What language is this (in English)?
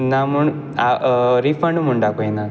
Konkani